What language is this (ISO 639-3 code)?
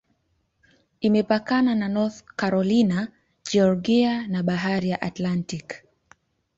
swa